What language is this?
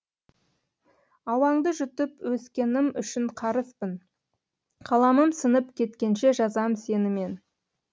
Kazakh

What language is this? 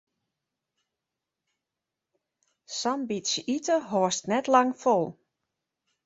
Western Frisian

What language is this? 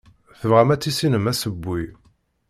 Kabyle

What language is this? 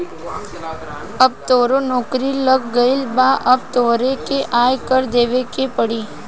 Bhojpuri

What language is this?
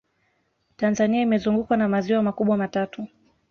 Swahili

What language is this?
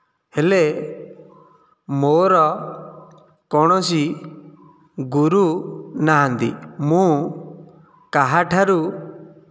Odia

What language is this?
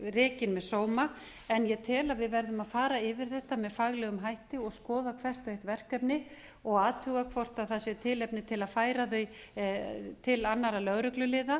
Icelandic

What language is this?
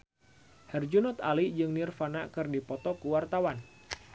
Sundanese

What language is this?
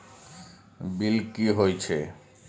Maithili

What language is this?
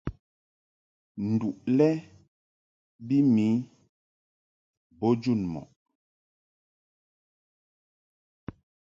Mungaka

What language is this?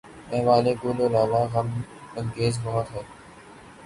Urdu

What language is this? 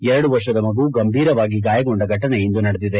Kannada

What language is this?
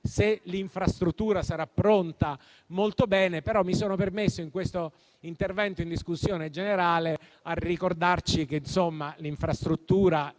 Italian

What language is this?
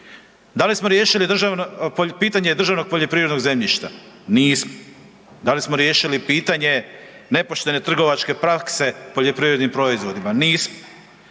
Croatian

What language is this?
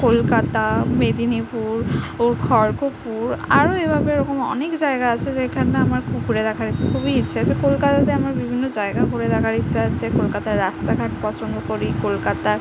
Bangla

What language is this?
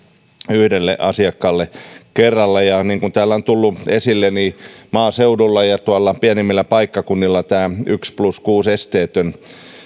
Finnish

